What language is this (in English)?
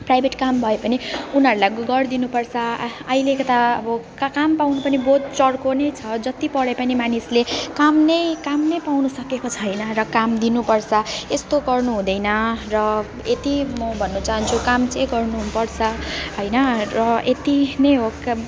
Nepali